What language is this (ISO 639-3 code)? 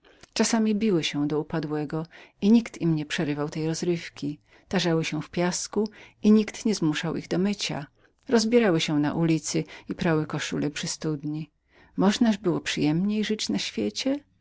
pol